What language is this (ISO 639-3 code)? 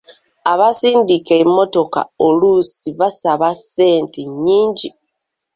lug